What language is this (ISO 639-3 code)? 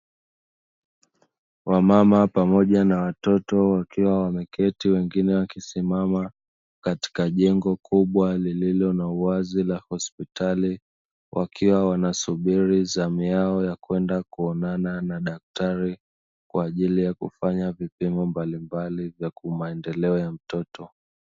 swa